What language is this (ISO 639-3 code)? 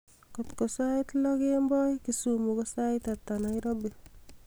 kln